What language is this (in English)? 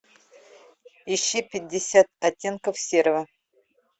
Russian